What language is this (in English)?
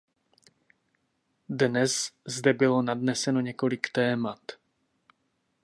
Czech